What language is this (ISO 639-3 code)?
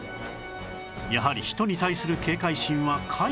jpn